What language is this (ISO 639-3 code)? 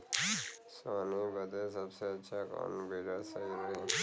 bho